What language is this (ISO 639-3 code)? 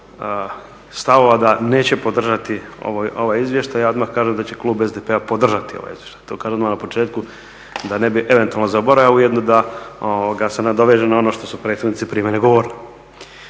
hrv